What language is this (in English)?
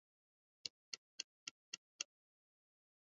Swahili